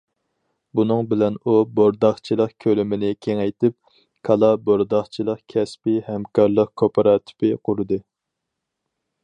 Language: Uyghur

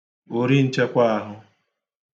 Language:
Igbo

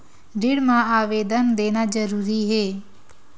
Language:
Chhattisgarhi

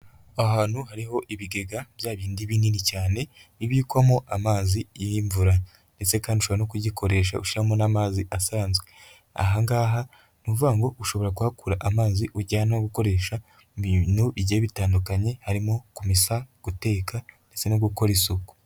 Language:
Kinyarwanda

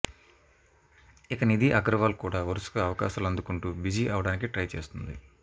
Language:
Telugu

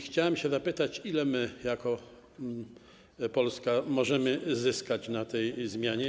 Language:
Polish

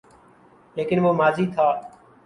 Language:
Urdu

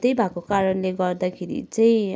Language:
Nepali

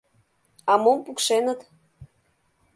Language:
Mari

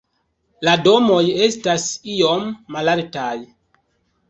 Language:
Esperanto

